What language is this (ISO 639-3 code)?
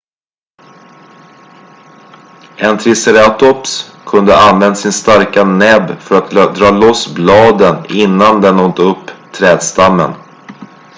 swe